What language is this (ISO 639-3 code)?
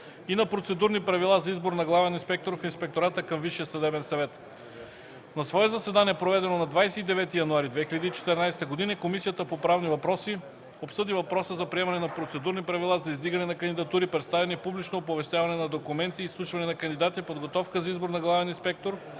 bul